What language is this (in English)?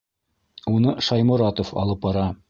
Bashkir